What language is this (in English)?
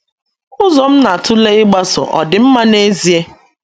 Igbo